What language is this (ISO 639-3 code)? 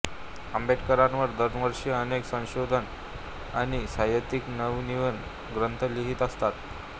mar